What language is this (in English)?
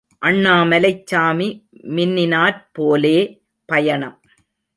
Tamil